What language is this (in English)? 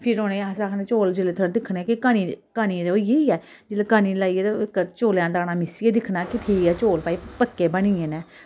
Dogri